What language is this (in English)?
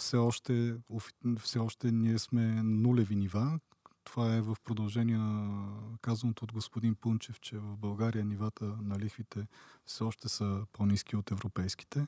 Bulgarian